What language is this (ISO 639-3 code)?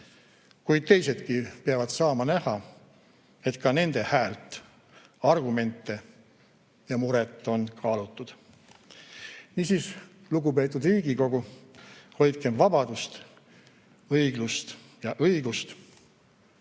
est